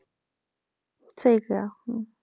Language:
Punjabi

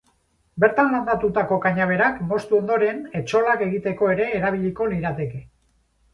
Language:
Basque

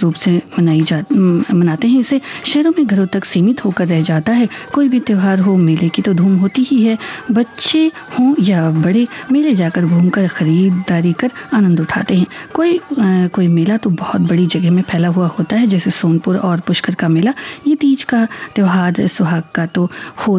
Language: Hindi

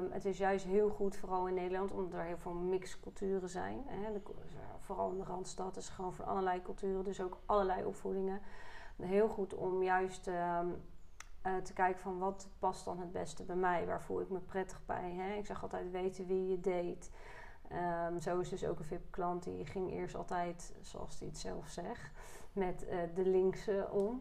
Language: Dutch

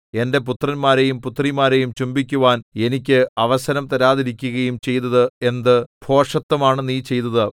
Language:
Malayalam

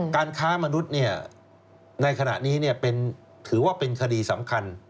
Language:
Thai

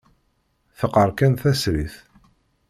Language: Kabyle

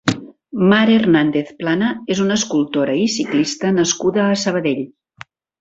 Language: Catalan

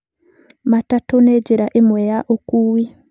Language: Kikuyu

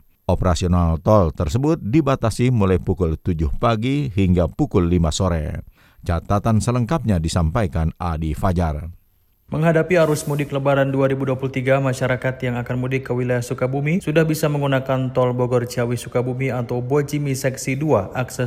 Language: Indonesian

